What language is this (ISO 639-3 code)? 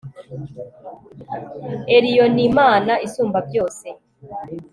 kin